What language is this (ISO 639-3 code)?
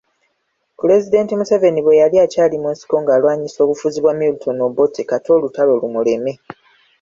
lug